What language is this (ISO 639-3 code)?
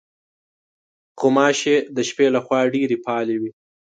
pus